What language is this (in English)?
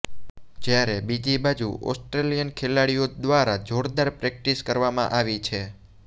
Gujarati